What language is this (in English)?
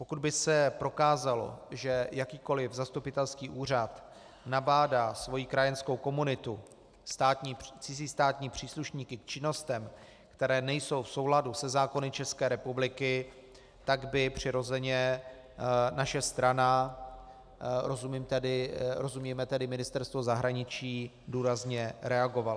Czech